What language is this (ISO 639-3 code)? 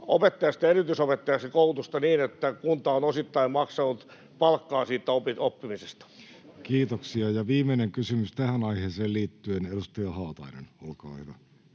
fin